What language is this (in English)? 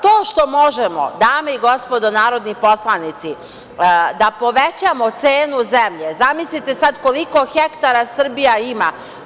Serbian